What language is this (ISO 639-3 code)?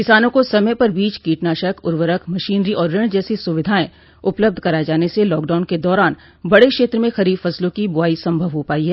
hin